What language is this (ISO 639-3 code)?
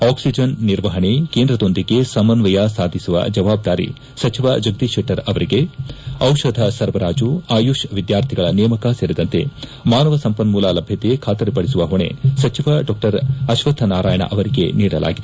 kan